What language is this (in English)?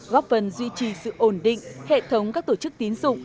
Vietnamese